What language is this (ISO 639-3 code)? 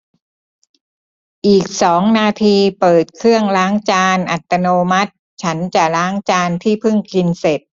tha